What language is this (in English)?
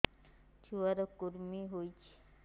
Odia